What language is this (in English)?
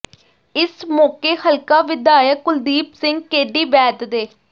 Punjabi